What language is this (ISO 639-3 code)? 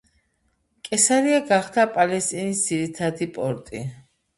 kat